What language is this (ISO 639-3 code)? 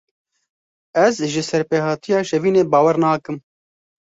kur